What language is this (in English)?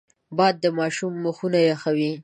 Pashto